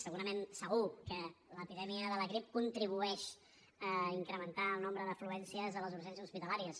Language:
Catalan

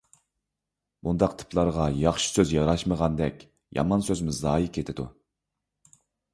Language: Uyghur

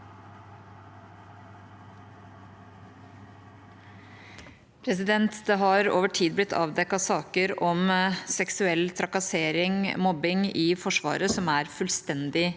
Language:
Norwegian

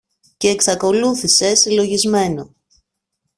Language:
Greek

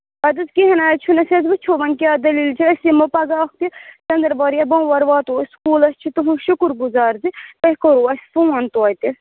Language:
Kashmiri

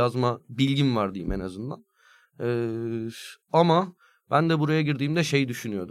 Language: Turkish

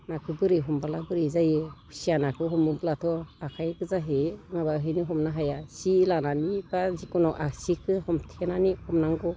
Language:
Bodo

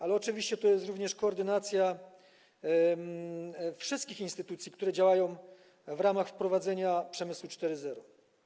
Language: Polish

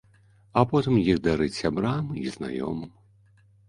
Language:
Belarusian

